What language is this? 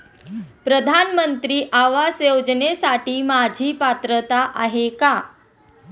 Marathi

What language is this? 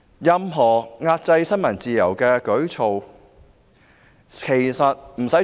Cantonese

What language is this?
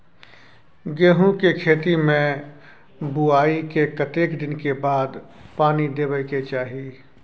Maithili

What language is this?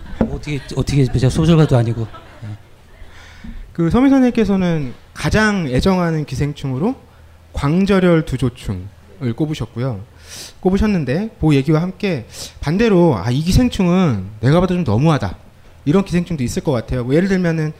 Korean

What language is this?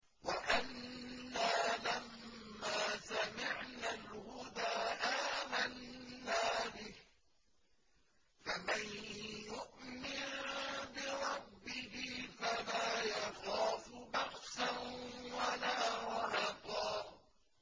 Arabic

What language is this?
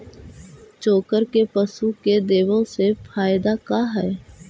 Magahi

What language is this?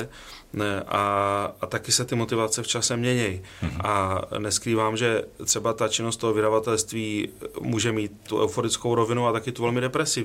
Czech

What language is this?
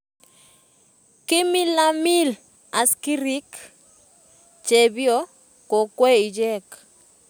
Kalenjin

